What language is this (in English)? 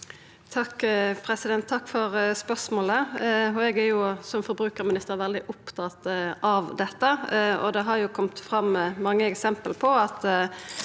Norwegian